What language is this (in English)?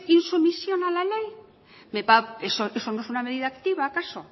Spanish